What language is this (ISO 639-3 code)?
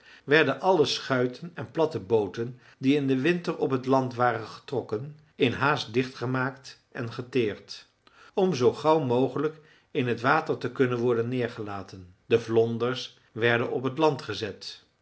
nld